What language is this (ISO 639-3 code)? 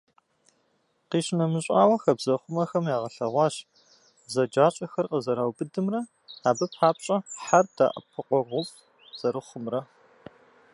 kbd